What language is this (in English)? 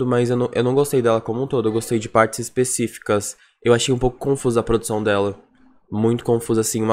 Portuguese